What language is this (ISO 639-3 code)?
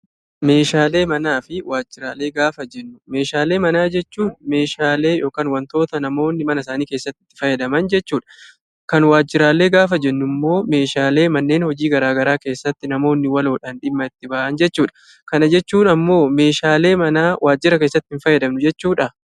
orm